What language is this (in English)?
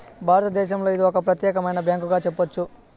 Telugu